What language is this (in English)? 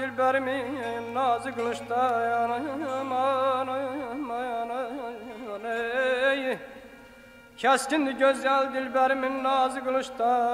Arabic